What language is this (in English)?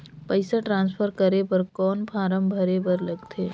Chhattisgarhi